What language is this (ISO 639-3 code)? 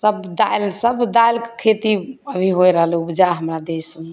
mai